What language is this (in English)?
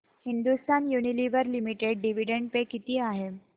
Marathi